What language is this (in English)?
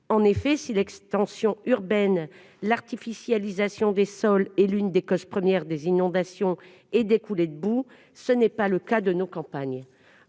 French